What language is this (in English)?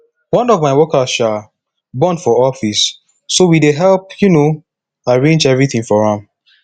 Nigerian Pidgin